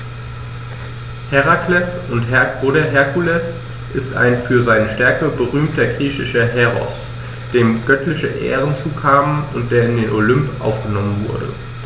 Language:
German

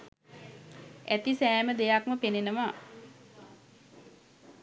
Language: Sinhala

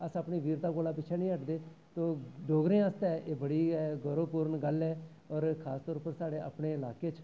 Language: Dogri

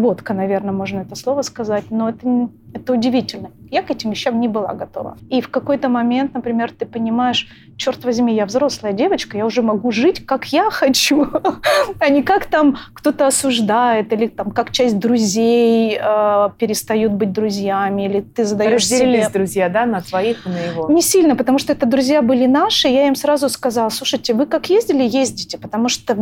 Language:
Russian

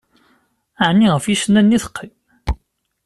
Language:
Kabyle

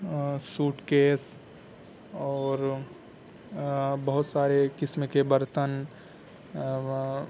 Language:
Urdu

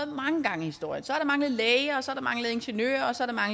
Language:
Danish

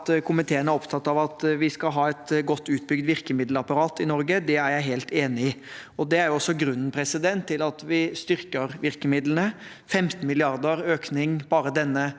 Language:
Norwegian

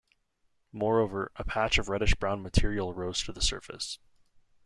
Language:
English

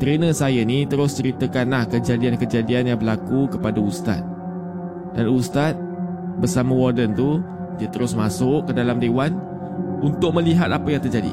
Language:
Malay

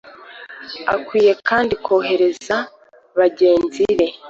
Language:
Kinyarwanda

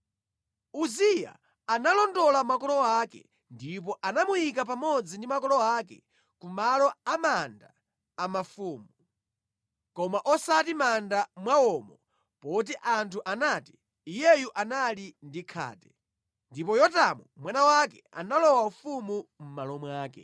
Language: Nyanja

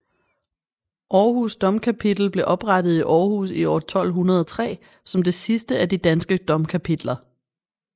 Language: Danish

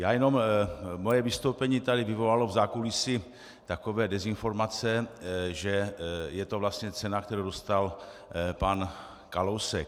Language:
Czech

